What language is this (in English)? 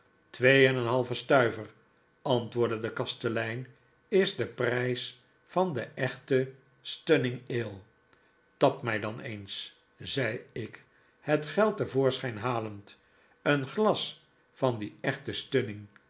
Dutch